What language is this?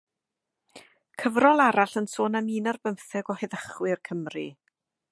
Welsh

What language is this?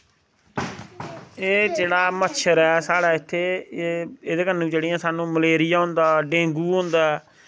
Dogri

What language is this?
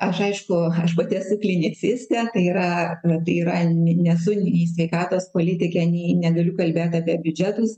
Lithuanian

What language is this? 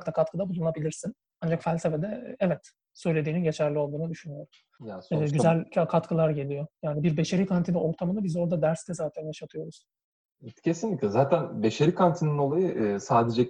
Turkish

